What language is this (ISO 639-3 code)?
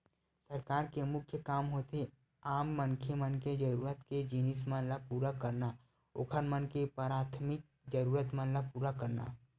hne